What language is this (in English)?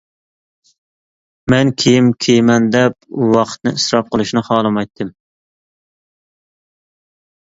Uyghur